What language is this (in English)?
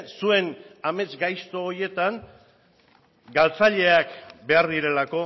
Basque